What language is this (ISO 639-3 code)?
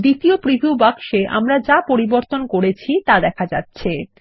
ben